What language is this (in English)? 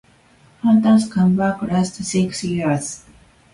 English